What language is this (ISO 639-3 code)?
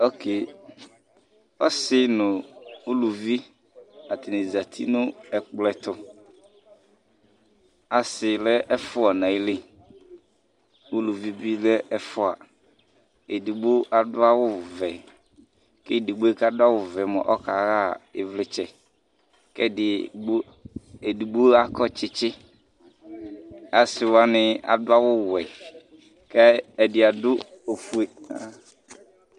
kpo